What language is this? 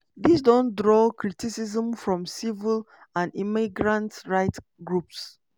Nigerian Pidgin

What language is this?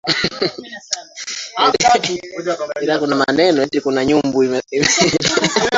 Swahili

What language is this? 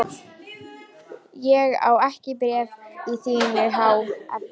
Icelandic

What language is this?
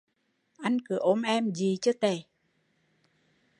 Vietnamese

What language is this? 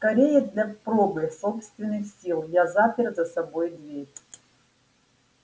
Russian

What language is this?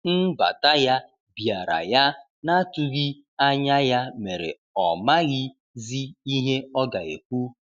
Igbo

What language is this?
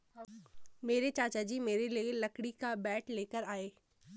Hindi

